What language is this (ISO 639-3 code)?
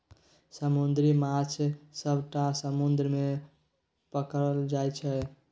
mai